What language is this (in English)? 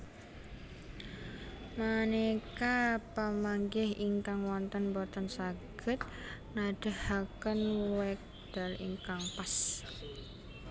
Javanese